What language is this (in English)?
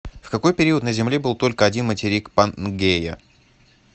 Russian